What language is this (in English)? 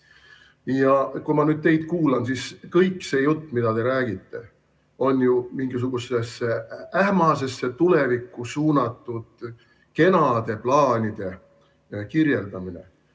Estonian